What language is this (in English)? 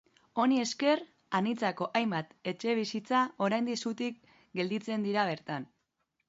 Basque